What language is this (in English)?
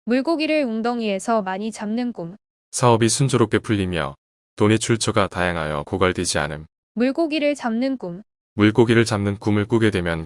Korean